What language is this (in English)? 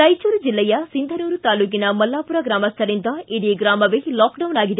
Kannada